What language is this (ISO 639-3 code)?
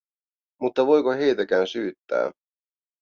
fin